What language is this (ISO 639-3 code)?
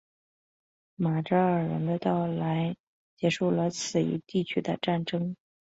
zho